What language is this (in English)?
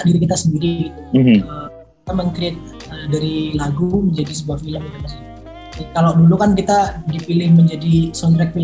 Indonesian